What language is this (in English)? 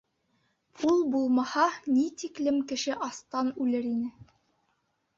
Bashkir